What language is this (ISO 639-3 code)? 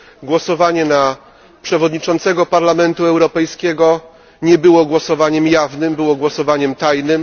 pol